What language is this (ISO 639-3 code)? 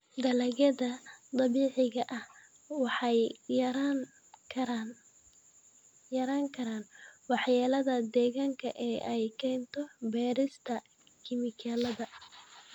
som